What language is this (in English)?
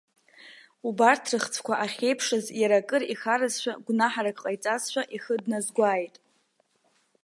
Abkhazian